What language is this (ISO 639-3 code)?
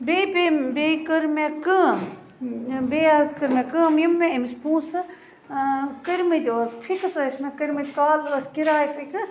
kas